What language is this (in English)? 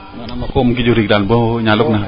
Serer